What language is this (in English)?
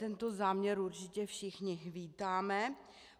Czech